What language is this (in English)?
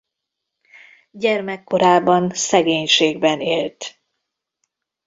Hungarian